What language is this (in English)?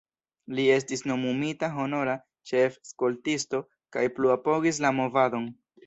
Esperanto